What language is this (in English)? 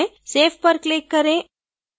Hindi